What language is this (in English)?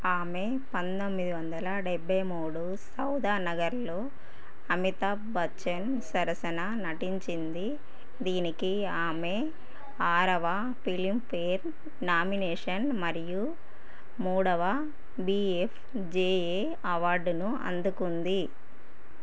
Telugu